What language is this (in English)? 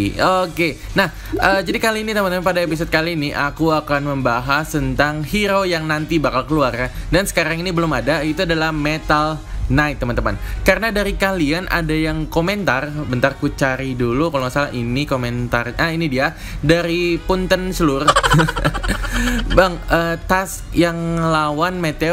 Indonesian